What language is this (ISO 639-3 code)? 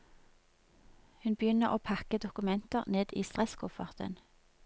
nor